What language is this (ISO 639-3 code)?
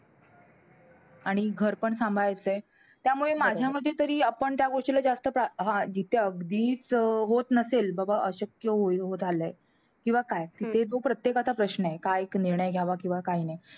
mar